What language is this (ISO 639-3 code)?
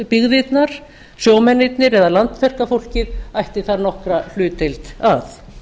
isl